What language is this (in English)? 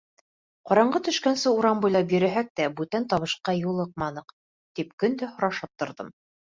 Bashkir